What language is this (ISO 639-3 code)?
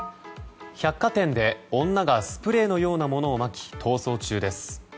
jpn